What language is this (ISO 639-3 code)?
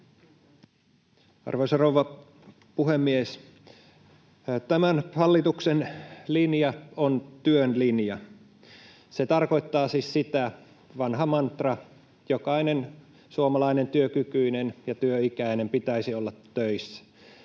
fin